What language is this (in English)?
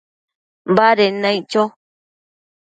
Matsés